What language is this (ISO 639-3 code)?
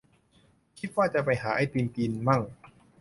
tha